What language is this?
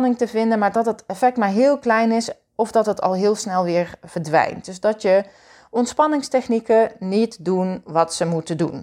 Dutch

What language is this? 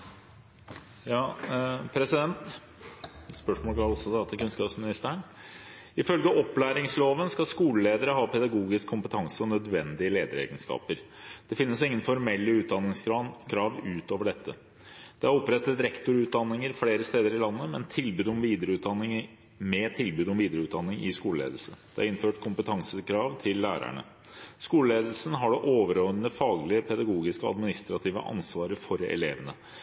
Norwegian Bokmål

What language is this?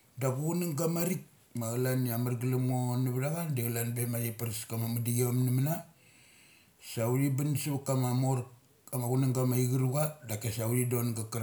Mali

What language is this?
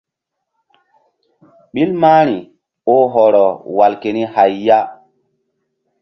Mbum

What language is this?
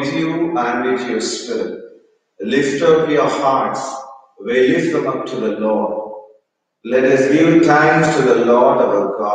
English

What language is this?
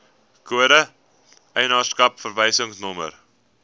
Afrikaans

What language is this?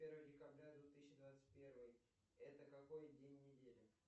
Russian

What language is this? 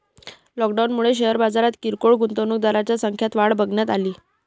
Marathi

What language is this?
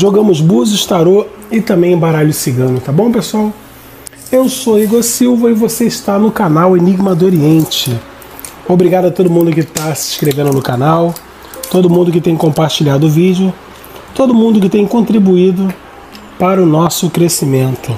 Portuguese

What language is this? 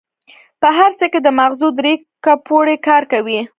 Pashto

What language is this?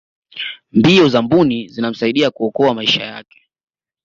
Swahili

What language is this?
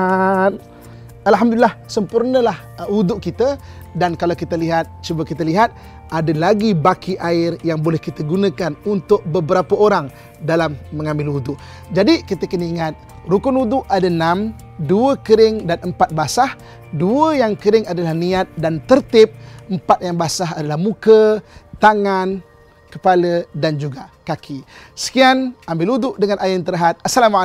Malay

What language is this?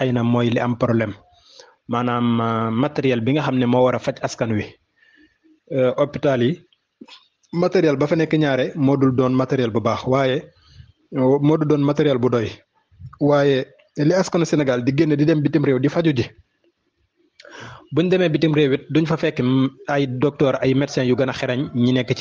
Arabic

